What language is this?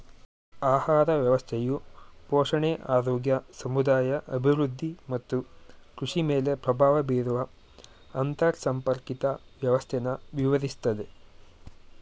Kannada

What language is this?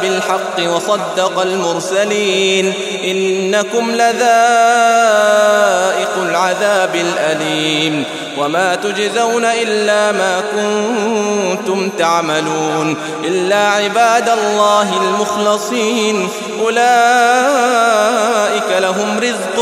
Arabic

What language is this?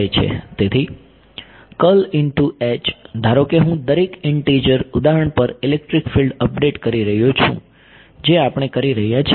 Gujarati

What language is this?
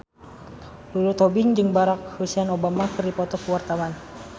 Sundanese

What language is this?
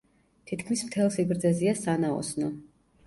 Georgian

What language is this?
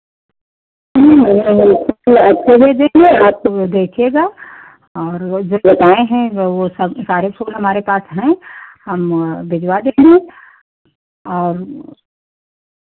Hindi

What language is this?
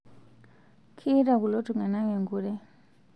Masai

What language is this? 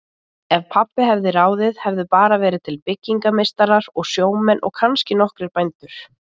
Icelandic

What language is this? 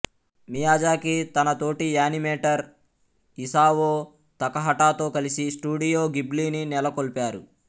Telugu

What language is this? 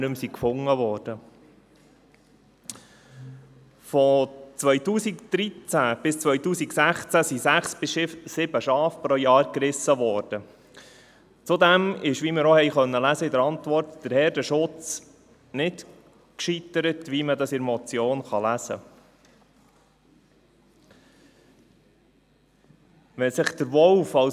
Swiss German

